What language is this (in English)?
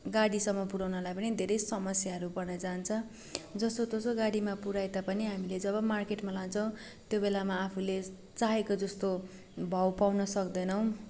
Nepali